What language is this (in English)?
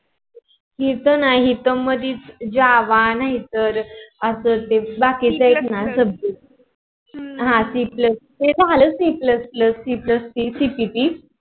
Marathi